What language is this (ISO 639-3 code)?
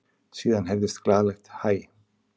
isl